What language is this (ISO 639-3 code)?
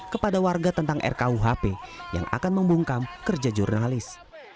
ind